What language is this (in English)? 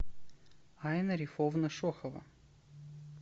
Russian